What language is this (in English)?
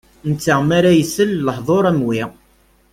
Kabyle